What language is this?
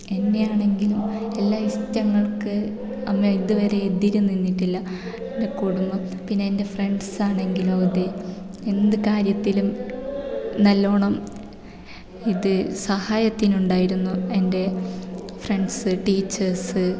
Malayalam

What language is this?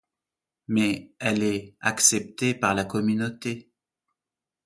French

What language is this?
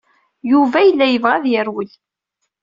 Kabyle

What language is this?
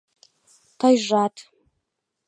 Mari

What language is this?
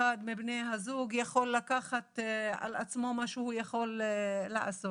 Hebrew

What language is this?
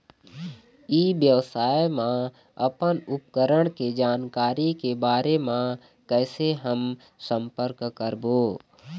Chhattisgarhi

